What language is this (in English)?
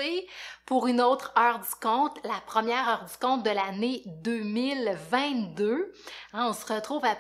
French